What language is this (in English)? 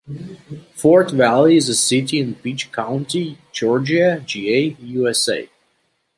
English